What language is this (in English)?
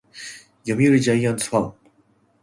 Japanese